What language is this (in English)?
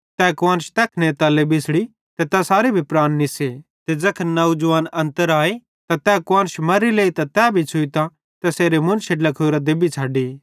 Bhadrawahi